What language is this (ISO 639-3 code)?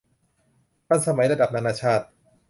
tha